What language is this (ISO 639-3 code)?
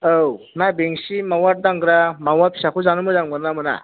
brx